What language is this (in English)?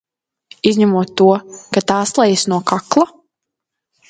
Latvian